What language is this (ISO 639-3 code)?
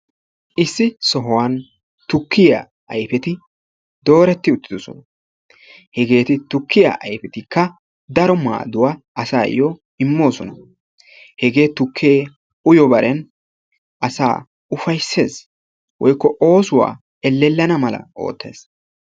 wal